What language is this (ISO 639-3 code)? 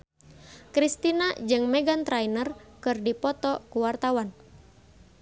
sun